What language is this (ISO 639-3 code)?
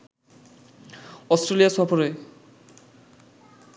ben